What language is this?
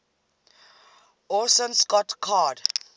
English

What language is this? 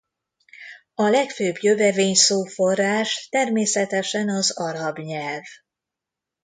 Hungarian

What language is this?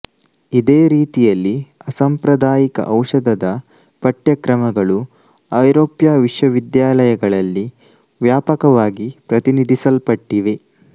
Kannada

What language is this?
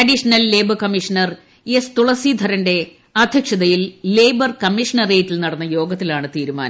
Malayalam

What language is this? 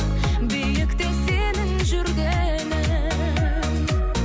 Kazakh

